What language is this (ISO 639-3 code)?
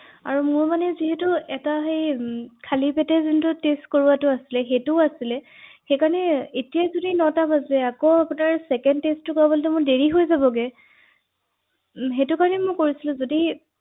asm